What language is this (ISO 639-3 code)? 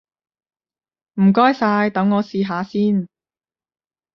yue